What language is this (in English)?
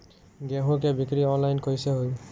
Bhojpuri